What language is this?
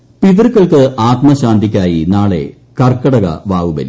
Malayalam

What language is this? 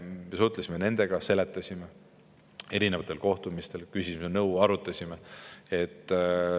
Estonian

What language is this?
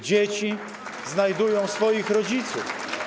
Polish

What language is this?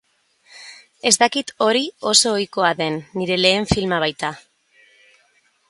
Basque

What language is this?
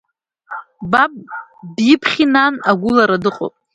Abkhazian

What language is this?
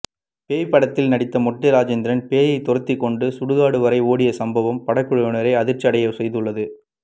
Tamil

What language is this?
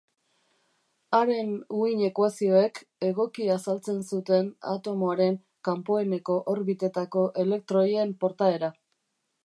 Basque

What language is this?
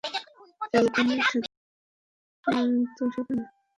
Bangla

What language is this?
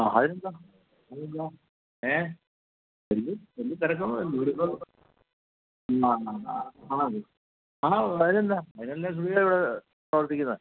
Malayalam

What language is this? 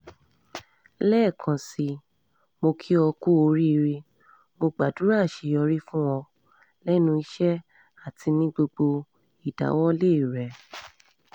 Yoruba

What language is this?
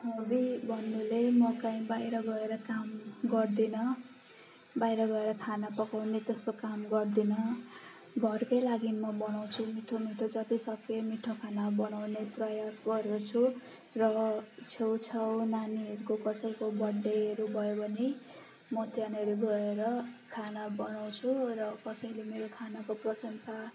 Nepali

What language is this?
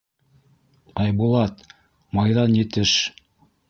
Bashkir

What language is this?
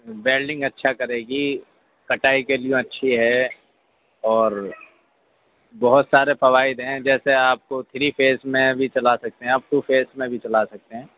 Urdu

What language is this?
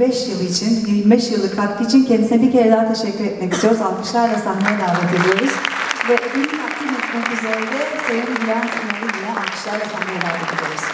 Turkish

